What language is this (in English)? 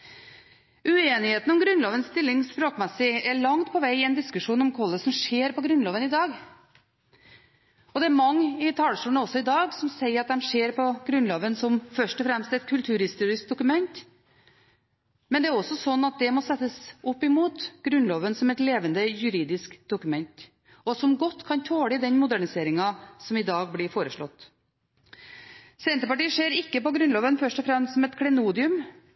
Norwegian Bokmål